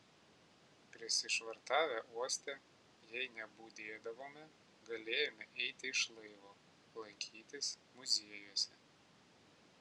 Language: Lithuanian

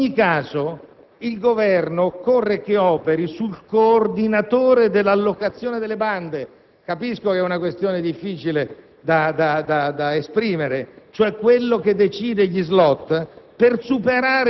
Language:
Italian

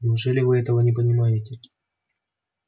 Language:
Russian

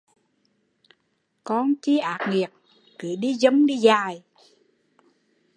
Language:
Vietnamese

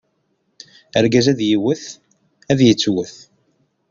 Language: Kabyle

